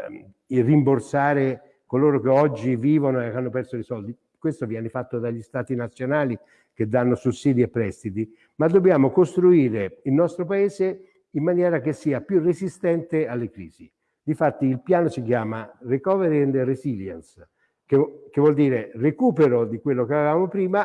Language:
Italian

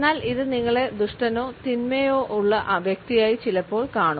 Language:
Malayalam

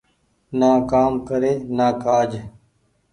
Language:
Goaria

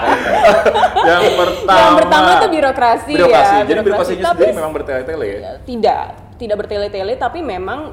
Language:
Indonesian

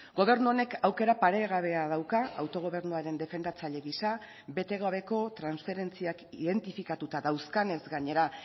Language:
Basque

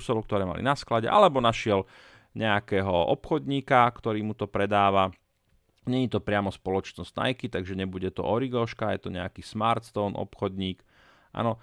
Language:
Slovak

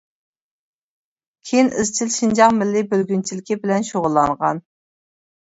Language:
Uyghur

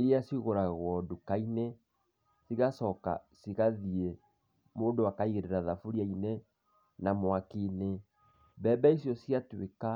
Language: Kikuyu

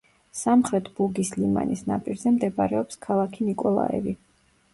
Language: Georgian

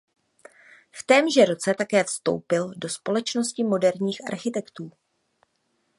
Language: Czech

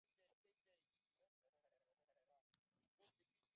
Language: Swahili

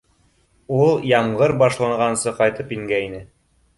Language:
Bashkir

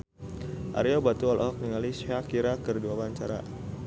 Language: Sundanese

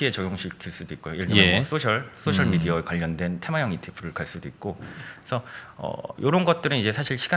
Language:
Korean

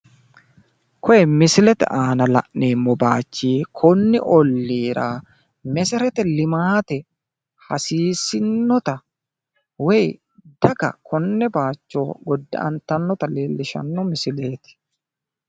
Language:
Sidamo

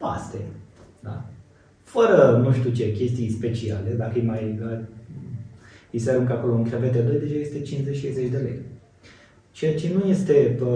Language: Romanian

